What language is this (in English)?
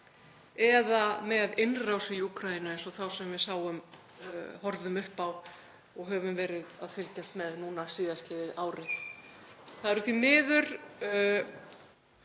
Icelandic